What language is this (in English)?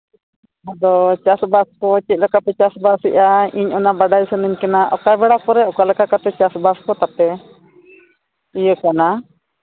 Santali